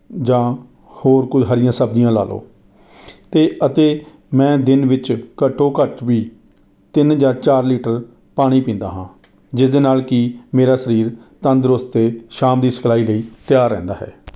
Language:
Punjabi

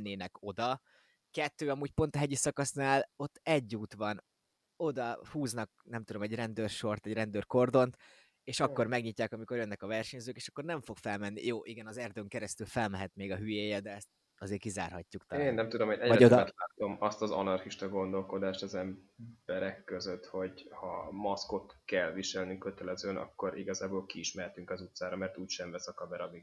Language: Hungarian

